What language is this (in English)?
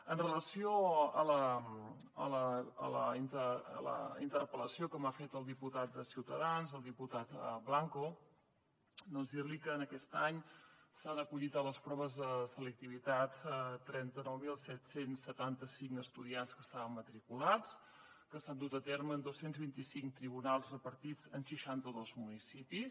Catalan